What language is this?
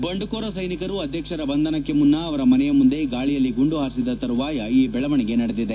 Kannada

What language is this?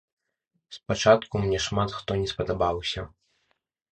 Belarusian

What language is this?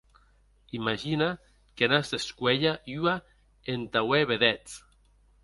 Occitan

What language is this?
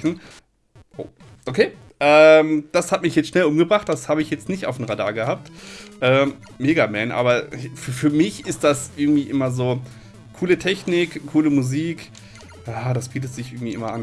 German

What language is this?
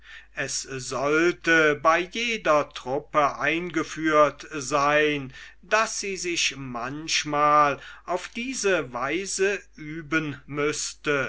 German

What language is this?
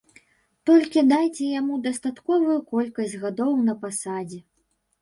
Belarusian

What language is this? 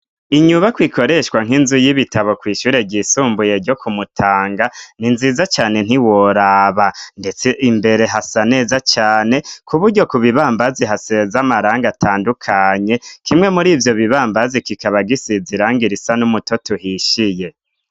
Rundi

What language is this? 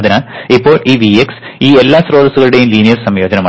Malayalam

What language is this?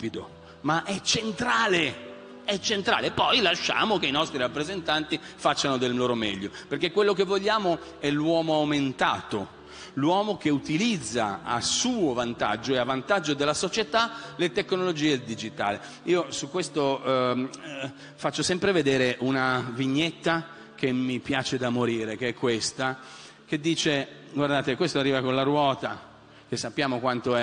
Italian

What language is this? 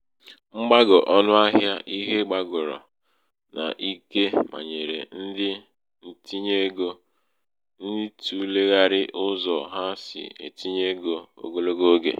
Igbo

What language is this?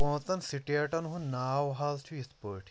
Kashmiri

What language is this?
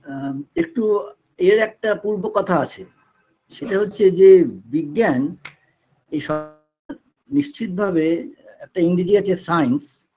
Bangla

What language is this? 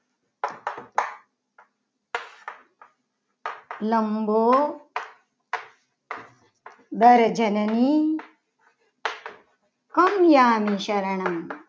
Gujarati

